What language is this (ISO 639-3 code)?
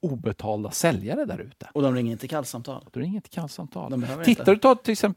swe